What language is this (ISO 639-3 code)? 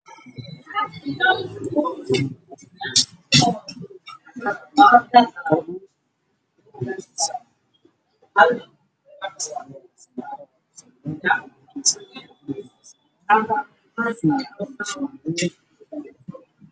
som